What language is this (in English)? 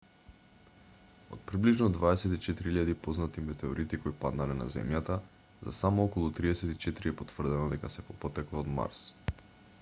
Macedonian